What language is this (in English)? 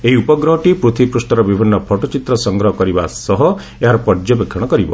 Odia